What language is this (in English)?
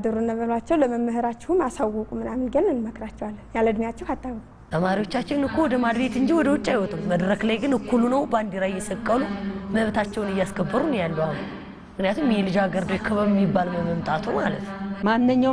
Arabic